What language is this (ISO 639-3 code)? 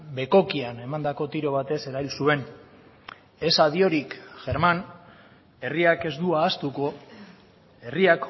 eus